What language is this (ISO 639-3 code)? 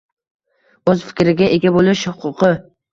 uzb